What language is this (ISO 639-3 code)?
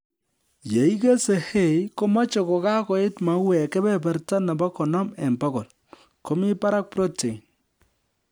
kln